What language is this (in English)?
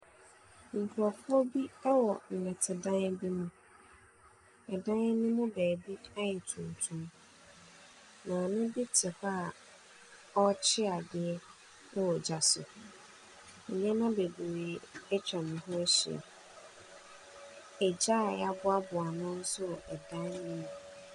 Akan